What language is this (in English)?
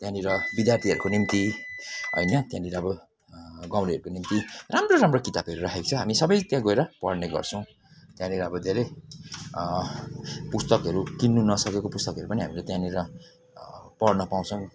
Nepali